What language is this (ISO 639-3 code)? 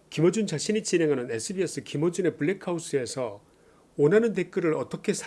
kor